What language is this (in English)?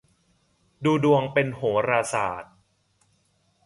Thai